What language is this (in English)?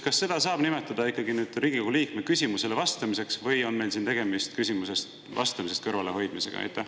Estonian